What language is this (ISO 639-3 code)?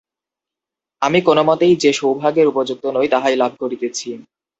ben